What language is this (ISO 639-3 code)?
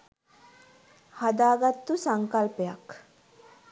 sin